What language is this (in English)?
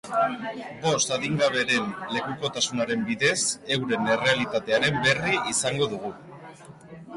Basque